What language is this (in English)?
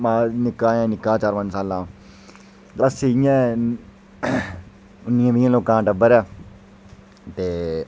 Dogri